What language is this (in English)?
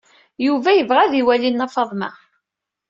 Kabyle